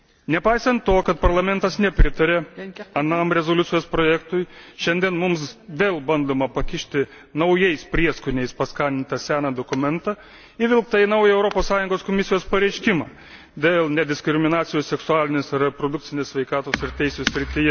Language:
Lithuanian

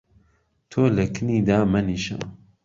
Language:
Central Kurdish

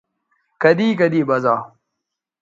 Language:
Bateri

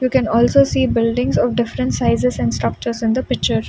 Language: English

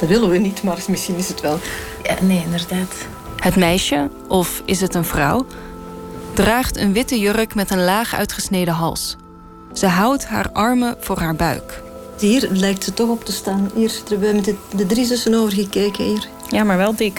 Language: Dutch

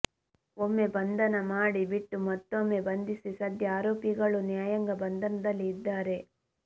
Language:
Kannada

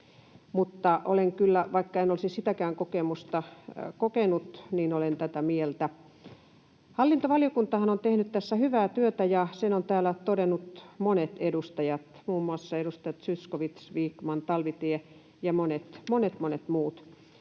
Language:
Finnish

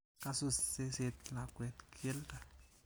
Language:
Kalenjin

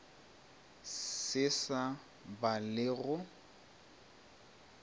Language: Northern Sotho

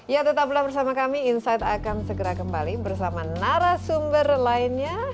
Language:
Indonesian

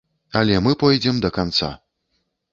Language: Belarusian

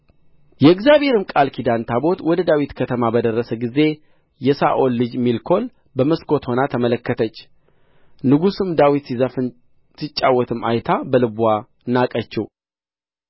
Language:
Amharic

